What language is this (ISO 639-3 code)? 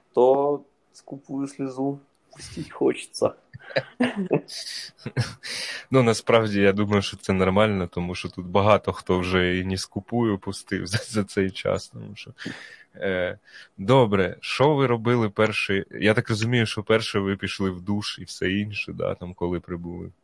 ukr